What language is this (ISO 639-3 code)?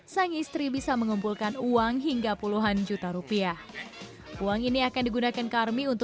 ind